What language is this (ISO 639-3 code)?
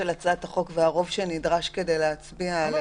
heb